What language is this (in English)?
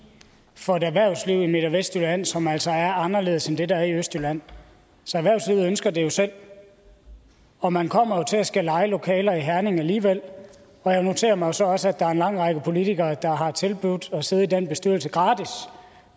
Danish